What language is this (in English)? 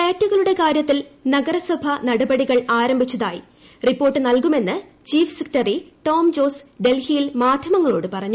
Malayalam